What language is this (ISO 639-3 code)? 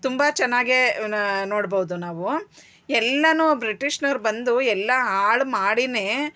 kan